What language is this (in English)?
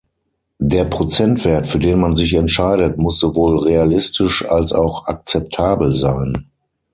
German